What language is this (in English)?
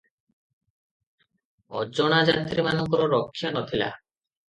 Odia